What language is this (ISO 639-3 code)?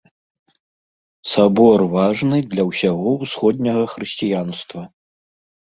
bel